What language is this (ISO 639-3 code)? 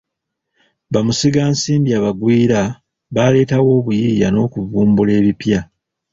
lug